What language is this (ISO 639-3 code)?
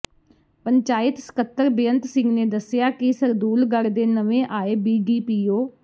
pan